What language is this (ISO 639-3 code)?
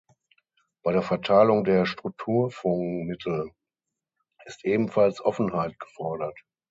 deu